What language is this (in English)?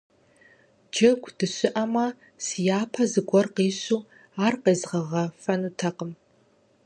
Kabardian